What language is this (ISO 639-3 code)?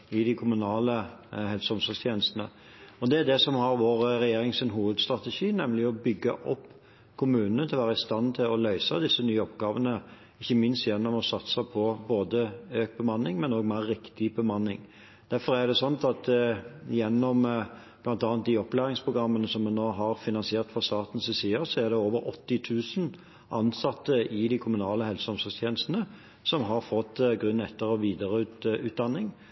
nob